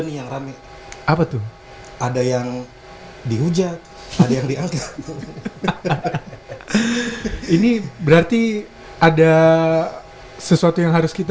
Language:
Indonesian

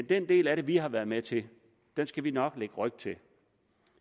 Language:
Danish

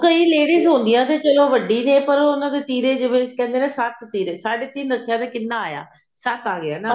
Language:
Punjabi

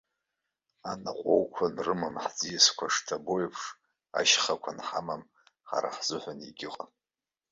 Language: Abkhazian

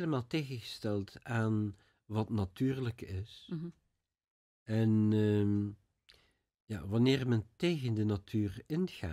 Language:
Dutch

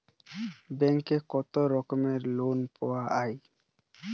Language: Bangla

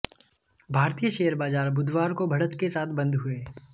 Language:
Hindi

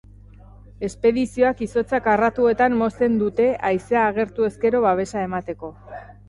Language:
Basque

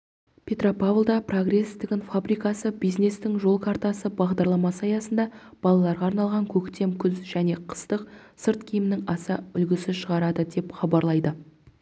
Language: Kazakh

